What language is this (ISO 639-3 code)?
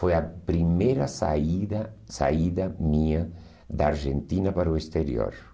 por